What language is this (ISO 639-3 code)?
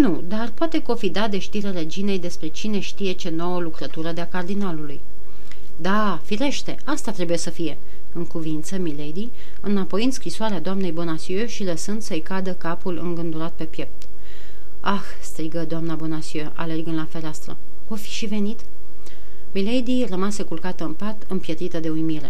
ron